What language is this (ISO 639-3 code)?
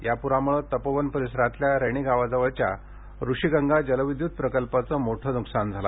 mar